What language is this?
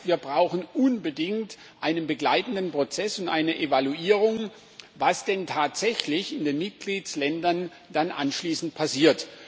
German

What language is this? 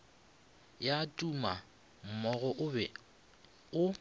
Northern Sotho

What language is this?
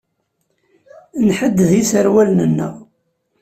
Kabyle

